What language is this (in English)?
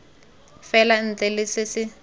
Tswana